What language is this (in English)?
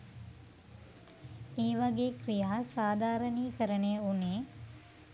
Sinhala